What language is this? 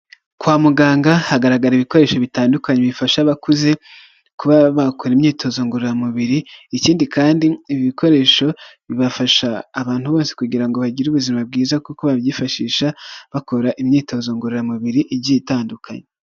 Kinyarwanda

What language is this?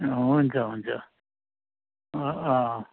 Nepali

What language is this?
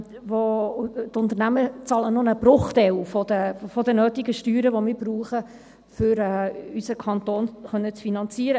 Swiss German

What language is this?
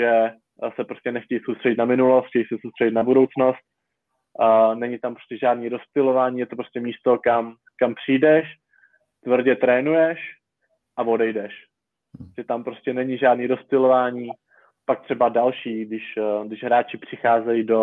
Czech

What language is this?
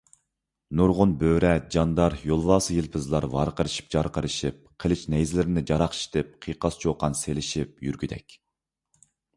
Uyghur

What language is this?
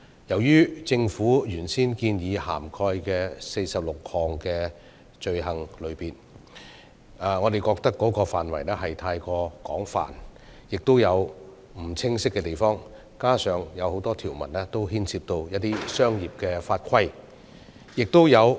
Cantonese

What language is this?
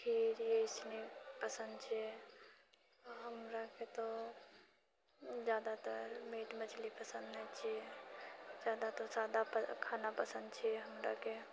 Maithili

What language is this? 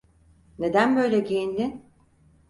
Turkish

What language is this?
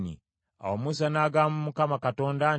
Ganda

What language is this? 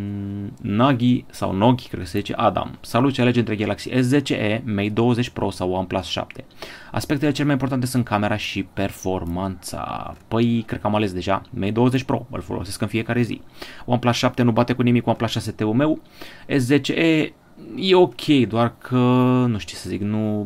Romanian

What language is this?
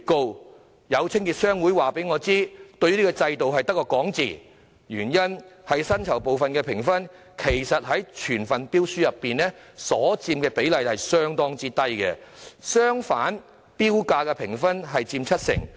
Cantonese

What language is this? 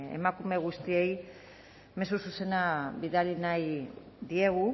Basque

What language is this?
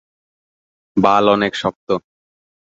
Bangla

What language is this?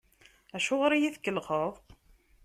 Kabyle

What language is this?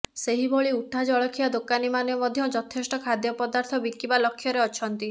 Odia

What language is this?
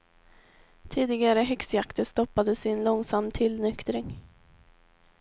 Swedish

